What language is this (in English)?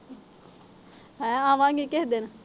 Punjabi